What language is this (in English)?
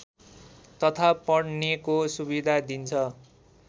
Nepali